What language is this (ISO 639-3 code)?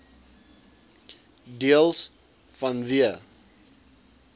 afr